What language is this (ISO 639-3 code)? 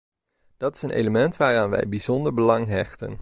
nld